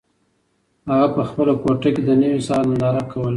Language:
Pashto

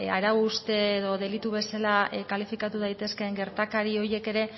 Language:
Basque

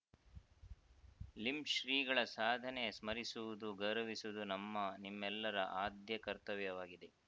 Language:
Kannada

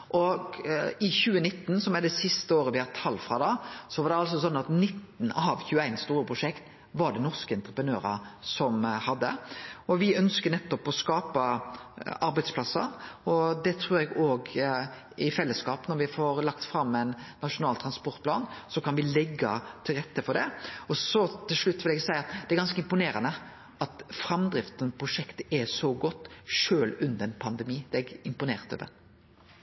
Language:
Norwegian Nynorsk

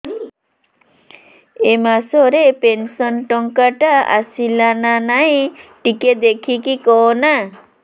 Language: Odia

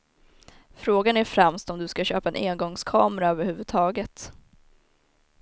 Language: Swedish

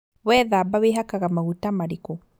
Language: Kikuyu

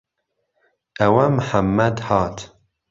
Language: Central Kurdish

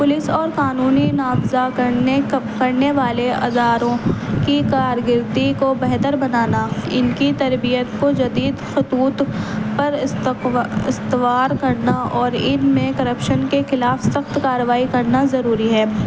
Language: Urdu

